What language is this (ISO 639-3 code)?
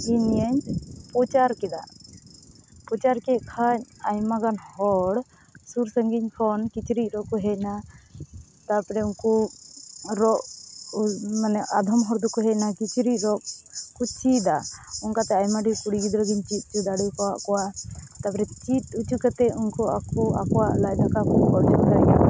sat